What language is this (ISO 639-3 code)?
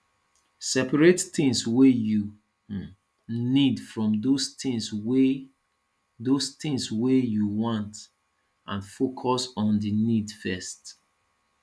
pcm